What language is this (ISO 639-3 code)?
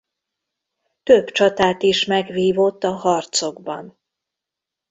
hun